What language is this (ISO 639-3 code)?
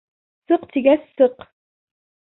bak